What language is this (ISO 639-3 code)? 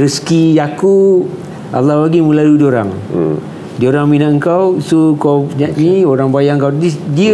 msa